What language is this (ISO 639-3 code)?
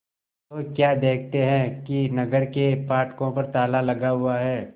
hin